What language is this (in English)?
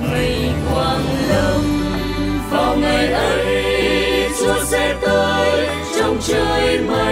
Vietnamese